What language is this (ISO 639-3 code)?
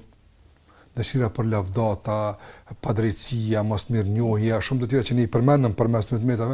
ukr